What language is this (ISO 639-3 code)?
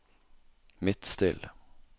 nor